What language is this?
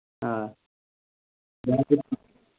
Kashmiri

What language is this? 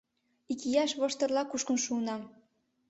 Mari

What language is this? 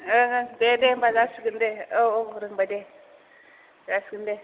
Bodo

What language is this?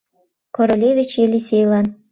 Mari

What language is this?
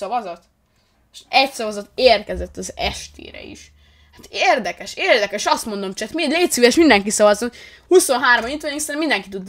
Hungarian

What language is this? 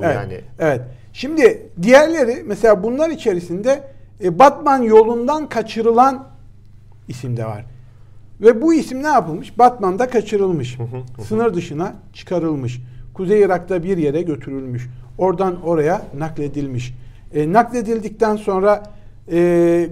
Turkish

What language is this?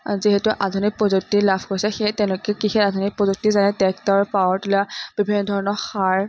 Assamese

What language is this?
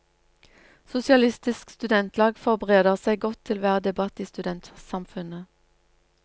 Norwegian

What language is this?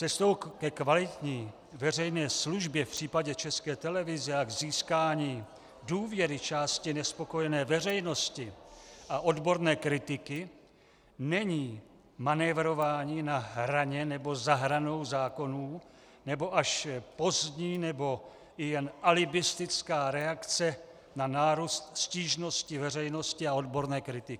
Czech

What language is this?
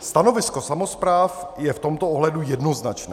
Czech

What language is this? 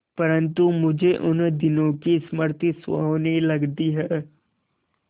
Hindi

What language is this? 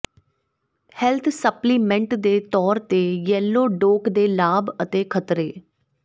Punjabi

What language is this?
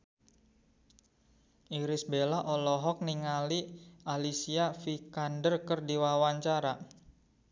Sundanese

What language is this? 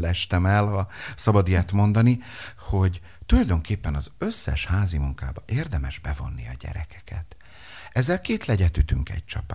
Hungarian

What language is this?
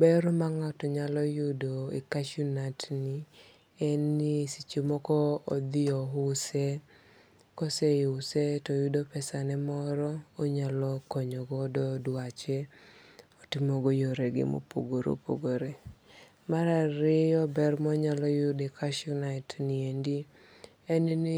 Luo (Kenya and Tanzania)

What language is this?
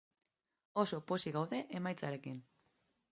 Basque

